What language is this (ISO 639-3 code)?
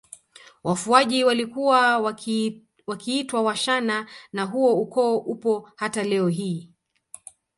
swa